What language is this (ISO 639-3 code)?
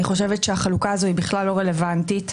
heb